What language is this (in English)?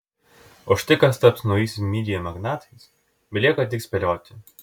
Lithuanian